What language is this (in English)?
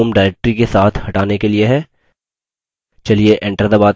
Hindi